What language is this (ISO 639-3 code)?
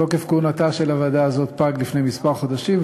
heb